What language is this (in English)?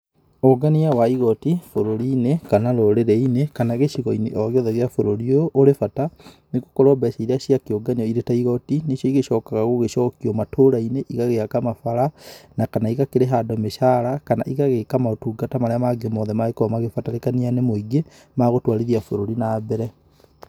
Kikuyu